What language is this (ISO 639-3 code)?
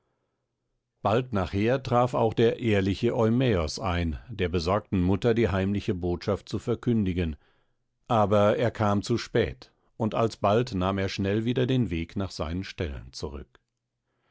deu